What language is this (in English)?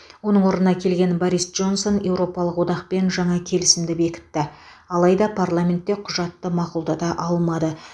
Kazakh